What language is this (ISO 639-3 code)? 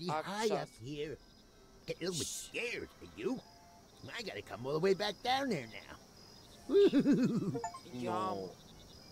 ron